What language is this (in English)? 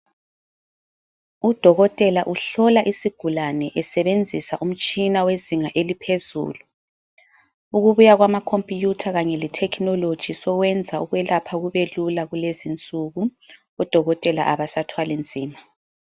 North Ndebele